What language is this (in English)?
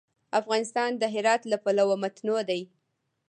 Pashto